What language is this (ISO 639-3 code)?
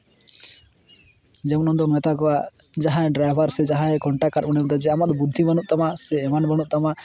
sat